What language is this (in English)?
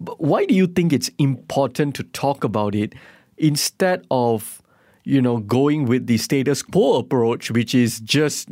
English